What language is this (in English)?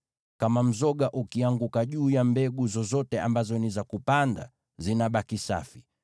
Swahili